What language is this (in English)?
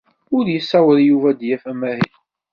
Kabyle